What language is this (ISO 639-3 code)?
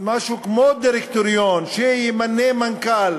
heb